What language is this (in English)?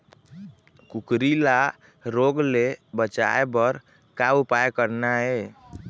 Chhattisgarhi